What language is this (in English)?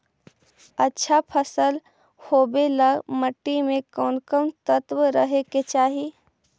Magahi